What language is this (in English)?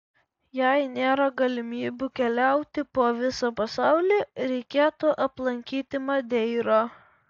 Lithuanian